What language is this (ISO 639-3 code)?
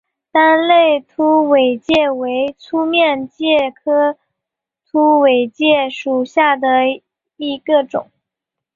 zho